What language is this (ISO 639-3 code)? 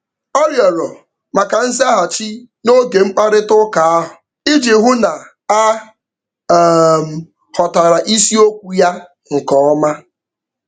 ibo